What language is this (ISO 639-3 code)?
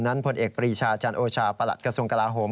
tha